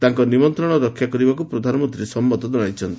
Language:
Odia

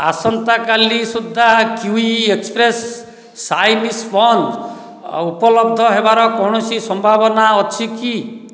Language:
Odia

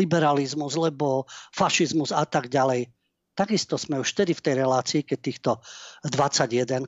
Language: Slovak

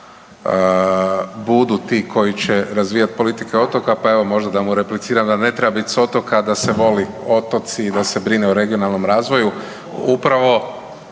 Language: Croatian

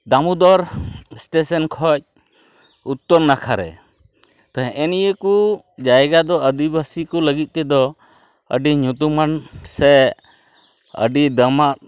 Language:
Santali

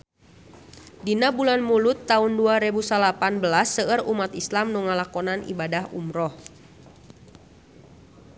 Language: Sundanese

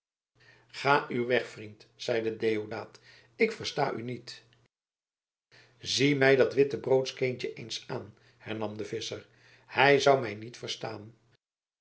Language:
Dutch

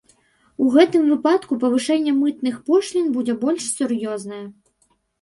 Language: Belarusian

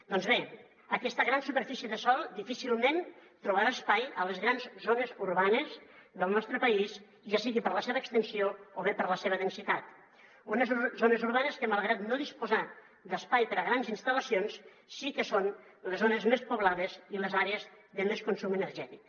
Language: Catalan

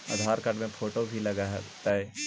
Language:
Magahi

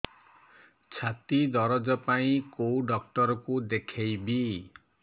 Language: Odia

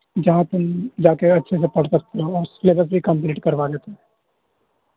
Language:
Urdu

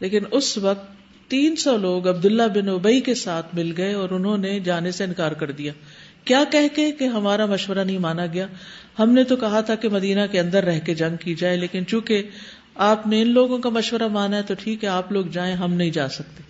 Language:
Urdu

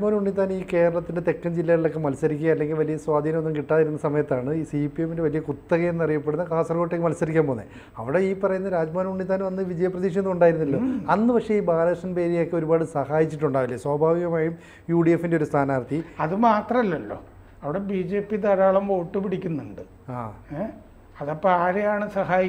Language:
Malayalam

